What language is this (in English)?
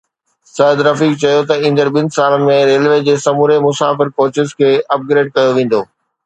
Sindhi